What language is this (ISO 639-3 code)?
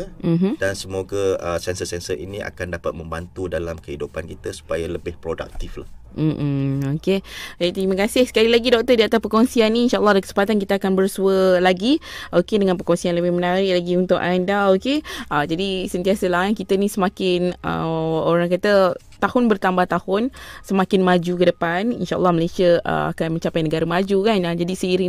msa